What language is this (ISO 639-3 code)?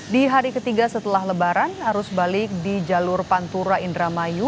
ind